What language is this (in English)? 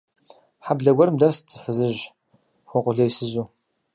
Kabardian